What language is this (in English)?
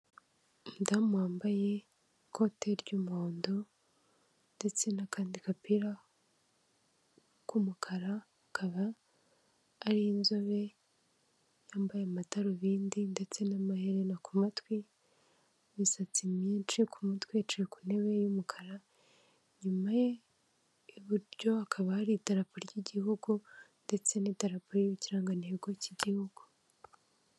Kinyarwanda